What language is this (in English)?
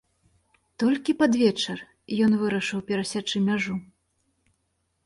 Belarusian